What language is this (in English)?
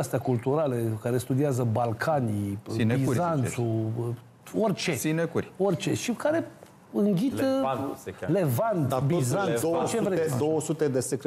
Romanian